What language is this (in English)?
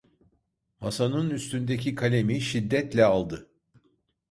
Turkish